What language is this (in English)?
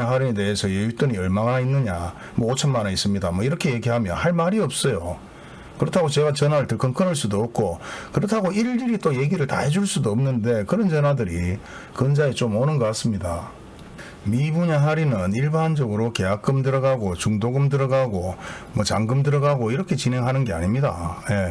Korean